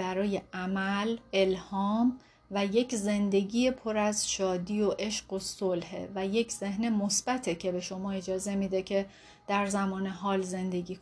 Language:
Persian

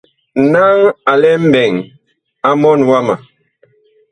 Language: Bakoko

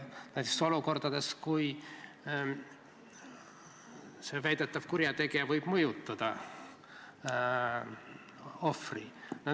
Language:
Estonian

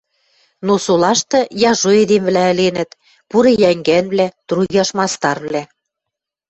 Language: Western Mari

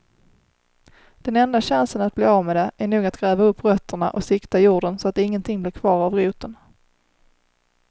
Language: Swedish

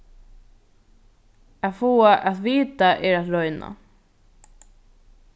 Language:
Faroese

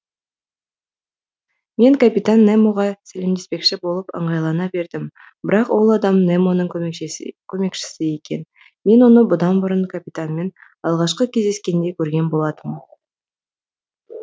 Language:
Kazakh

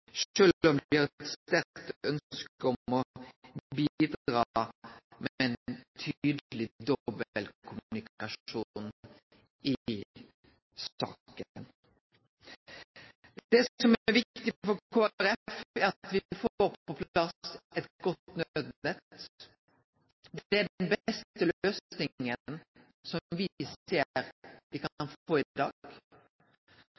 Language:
Norwegian Nynorsk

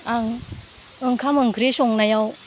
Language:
Bodo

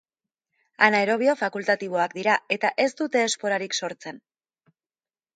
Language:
Basque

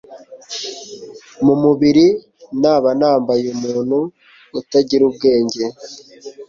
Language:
Kinyarwanda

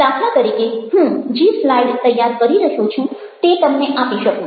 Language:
Gujarati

